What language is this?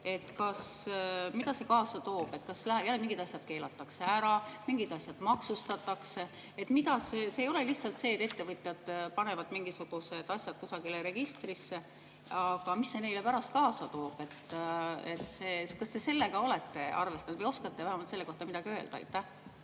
Estonian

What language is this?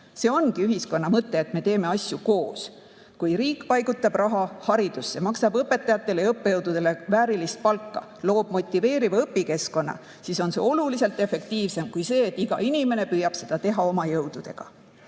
Estonian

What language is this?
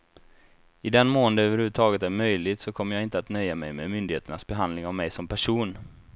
Swedish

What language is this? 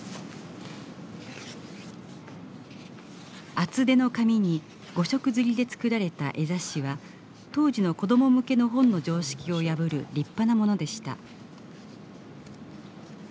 Japanese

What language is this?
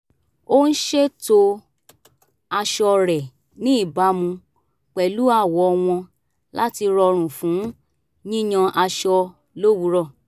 Yoruba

